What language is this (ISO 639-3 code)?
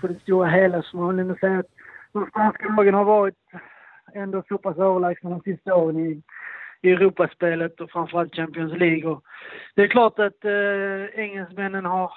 swe